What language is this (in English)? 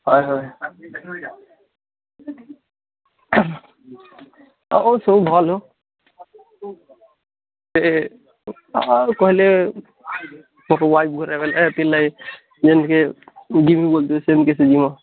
Odia